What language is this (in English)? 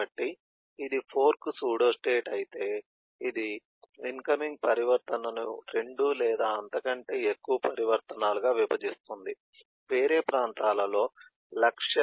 Telugu